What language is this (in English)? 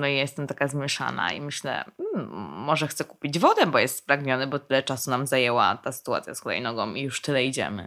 Polish